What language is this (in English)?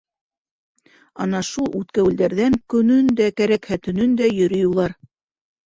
Bashkir